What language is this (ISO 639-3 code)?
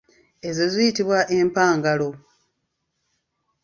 lug